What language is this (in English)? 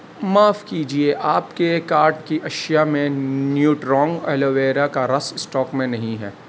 Urdu